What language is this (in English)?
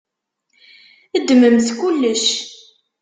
Kabyle